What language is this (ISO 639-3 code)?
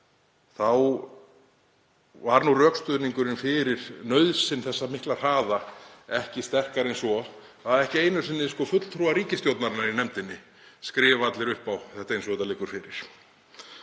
isl